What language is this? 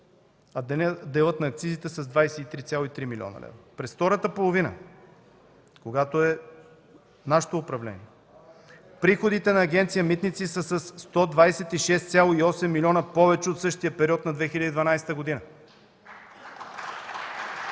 Bulgarian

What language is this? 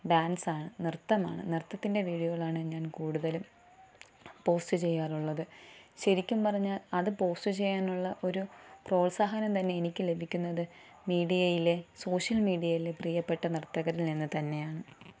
Malayalam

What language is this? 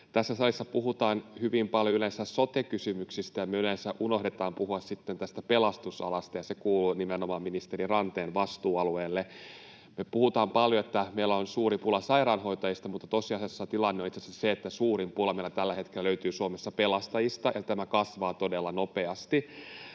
Finnish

